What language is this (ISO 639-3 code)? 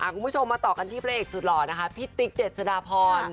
tha